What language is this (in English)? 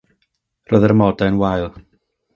Welsh